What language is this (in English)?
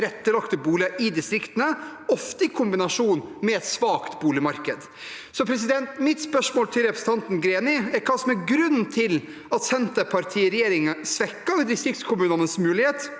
Norwegian